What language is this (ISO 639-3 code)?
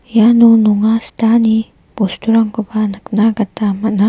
grt